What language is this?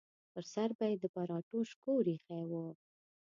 Pashto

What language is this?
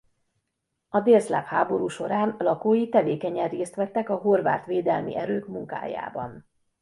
Hungarian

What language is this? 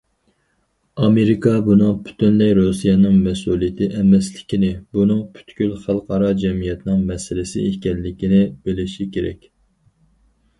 Uyghur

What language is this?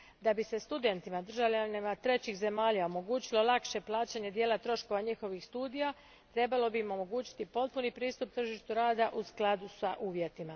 Croatian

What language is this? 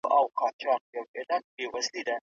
Pashto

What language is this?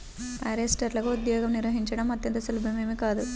Telugu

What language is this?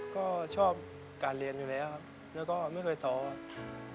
Thai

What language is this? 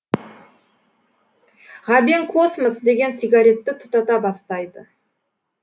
Kazakh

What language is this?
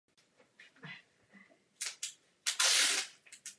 Czech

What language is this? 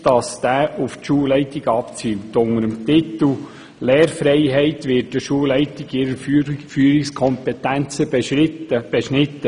Swiss German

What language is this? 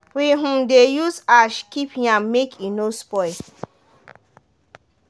Nigerian Pidgin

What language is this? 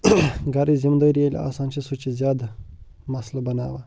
Kashmiri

